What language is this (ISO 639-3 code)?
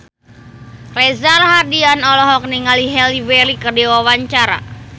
sun